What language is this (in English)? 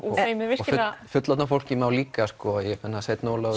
Icelandic